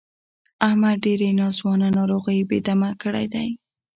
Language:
Pashto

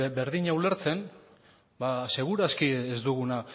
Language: Basque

